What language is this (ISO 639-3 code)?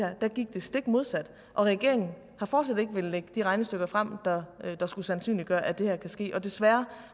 dan